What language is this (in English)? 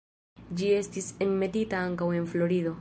Esperanto